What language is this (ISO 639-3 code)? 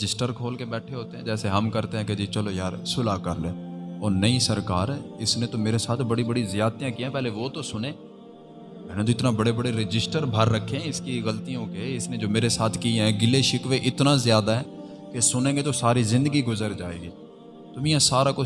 urd